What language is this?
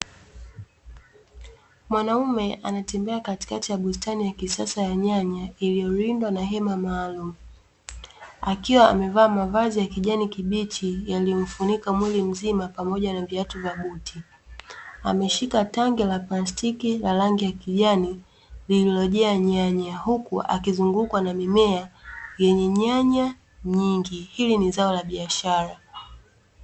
Swahili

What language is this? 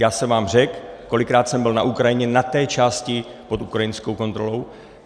Czech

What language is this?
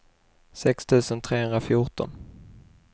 Swedish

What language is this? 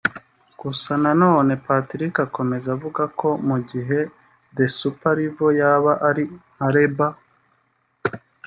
Kinyarwanda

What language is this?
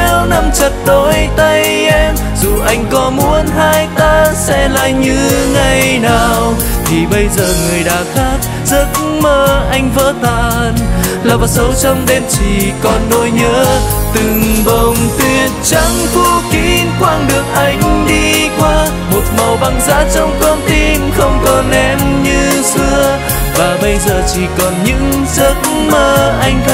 Vietnamese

